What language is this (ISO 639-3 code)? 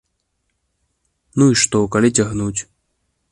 bel